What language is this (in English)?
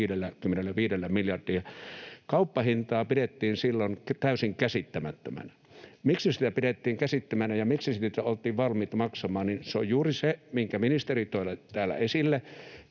Finnish